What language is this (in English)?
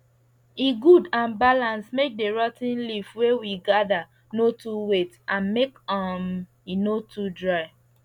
Nigerian Pidgin